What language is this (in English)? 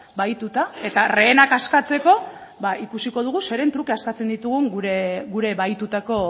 Basque